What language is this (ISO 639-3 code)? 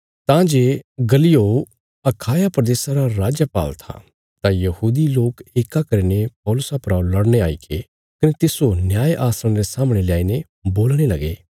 kfs